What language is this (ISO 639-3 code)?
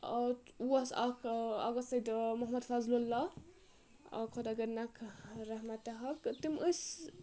kas